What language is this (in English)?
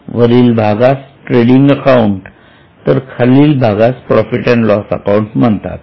Marathi